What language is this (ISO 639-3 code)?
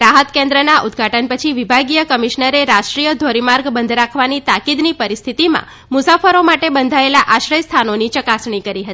guj